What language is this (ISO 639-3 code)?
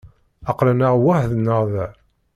kab